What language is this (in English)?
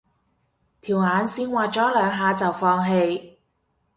Cantonese